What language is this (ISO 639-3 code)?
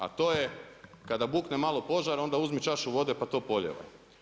hrv